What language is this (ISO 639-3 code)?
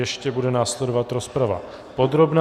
ces